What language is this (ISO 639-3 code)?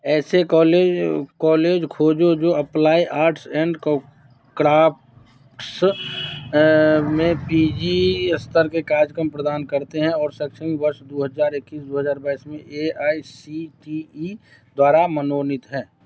hin